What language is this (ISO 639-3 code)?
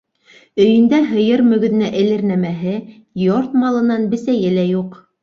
bak